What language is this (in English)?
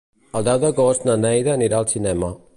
Catalan